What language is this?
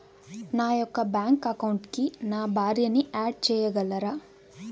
Telugu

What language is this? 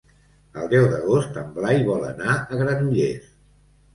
Catalan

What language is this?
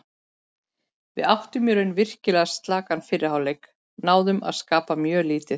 Icelandic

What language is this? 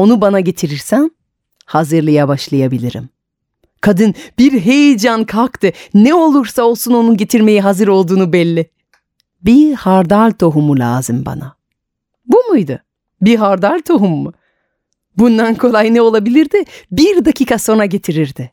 Turkish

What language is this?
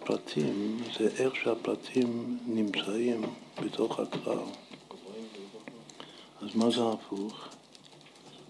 Hebrew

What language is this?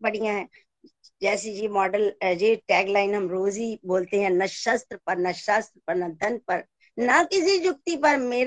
Hindi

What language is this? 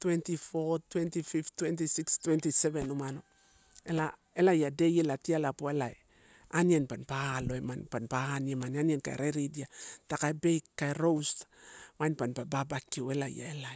Torau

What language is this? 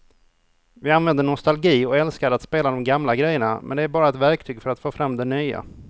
Swedish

